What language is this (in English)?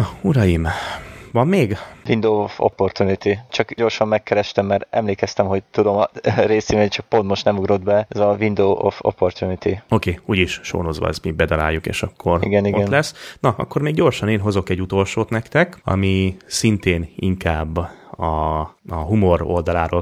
Hungarian